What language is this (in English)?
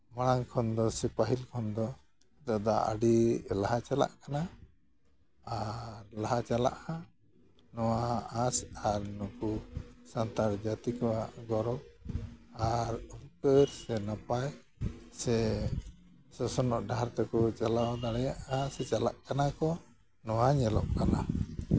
Santali